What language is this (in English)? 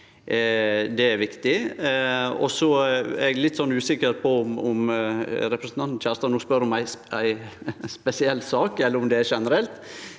Norwegian